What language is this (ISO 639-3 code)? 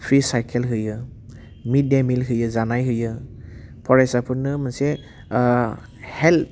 brx